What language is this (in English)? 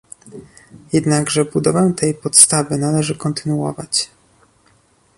Polish